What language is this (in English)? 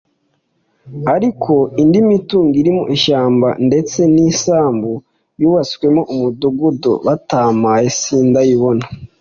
Kinyarwanda